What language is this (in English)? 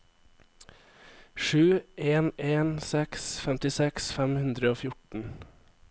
Norwegian